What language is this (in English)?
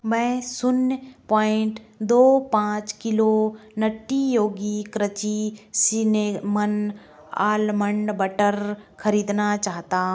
Hindi